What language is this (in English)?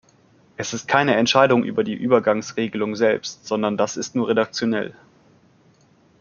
German